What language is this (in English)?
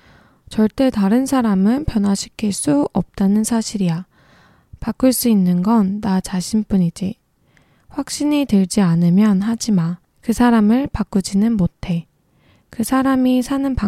Korean